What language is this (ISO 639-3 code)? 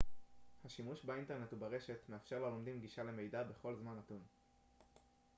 heb